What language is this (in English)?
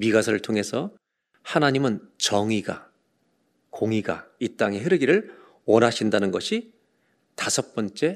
Korean